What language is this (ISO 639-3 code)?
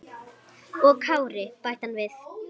isl